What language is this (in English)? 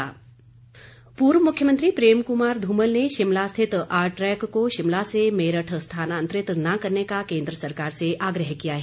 Hindi